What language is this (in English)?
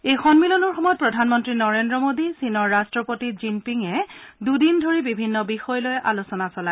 Assamese